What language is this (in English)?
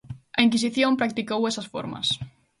Galician